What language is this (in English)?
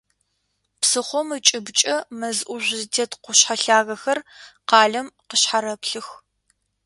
Adyghe